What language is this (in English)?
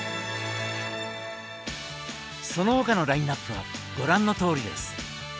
Japanese